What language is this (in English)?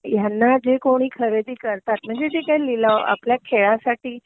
Marathi